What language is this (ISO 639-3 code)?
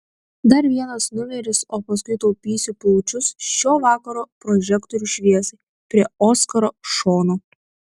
lit